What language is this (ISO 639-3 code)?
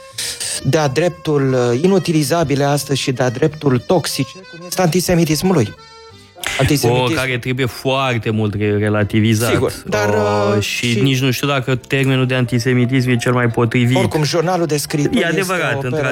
ron